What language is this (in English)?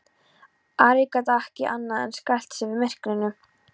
Icelandic